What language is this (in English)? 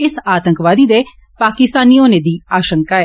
Dogri